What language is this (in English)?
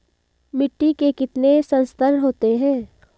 Hindi